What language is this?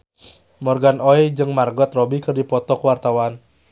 Sundanese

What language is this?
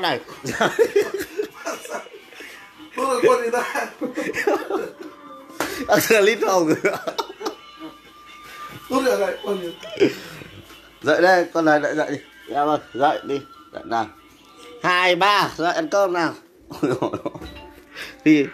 Vietnamese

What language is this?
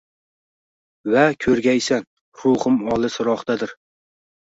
Uzbek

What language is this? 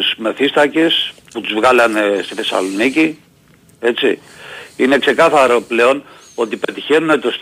Greek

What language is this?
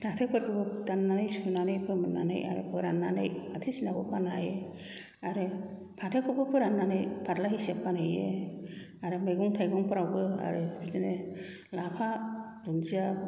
Bodo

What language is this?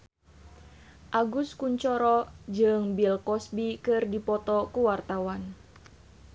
Sundanese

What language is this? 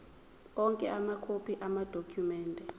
Zulu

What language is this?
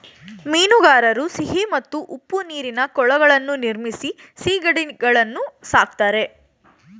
Kannada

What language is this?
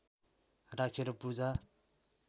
Nepali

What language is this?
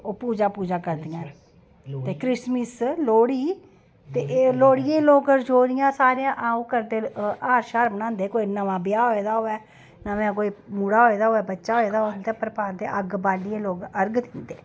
Dogri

